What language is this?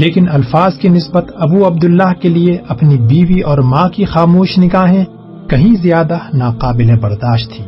Urdu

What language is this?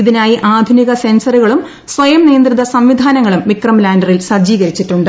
Malayalam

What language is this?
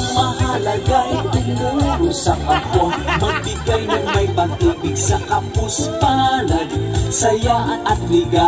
Indonesian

